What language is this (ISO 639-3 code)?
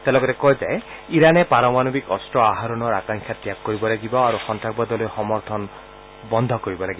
asm